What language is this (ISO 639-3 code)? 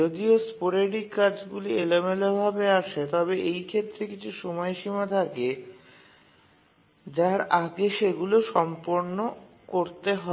ben